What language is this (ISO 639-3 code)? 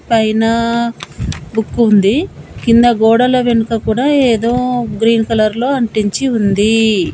tel